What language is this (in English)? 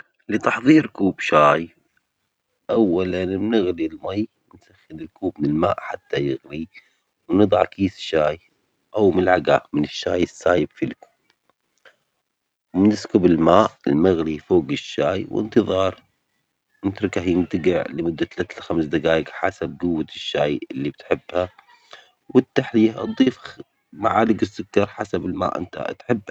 Omani Arabic